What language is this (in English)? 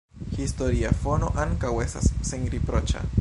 Esperanto